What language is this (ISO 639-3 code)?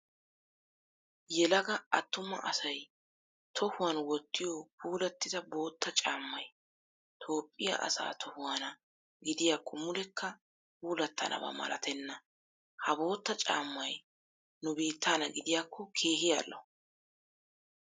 wal